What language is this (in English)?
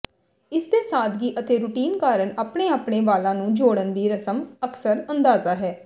Punjabi